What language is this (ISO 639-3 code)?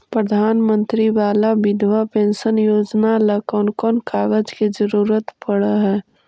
mag